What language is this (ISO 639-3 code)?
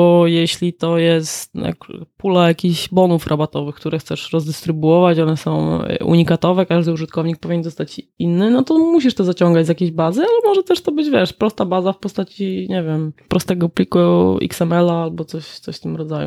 pol